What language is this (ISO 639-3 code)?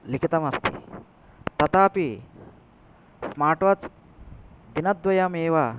san